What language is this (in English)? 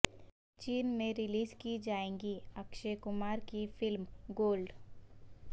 Urdu